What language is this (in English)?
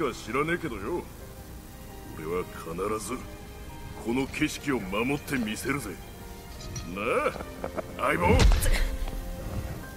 Korean